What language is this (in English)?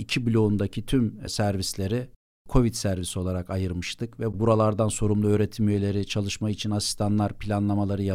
Turkish